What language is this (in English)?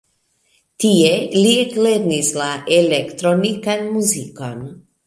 Esperanto